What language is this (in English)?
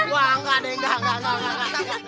Indonesian